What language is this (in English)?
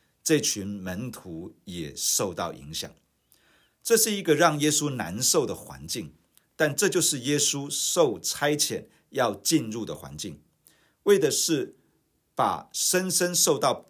Chinese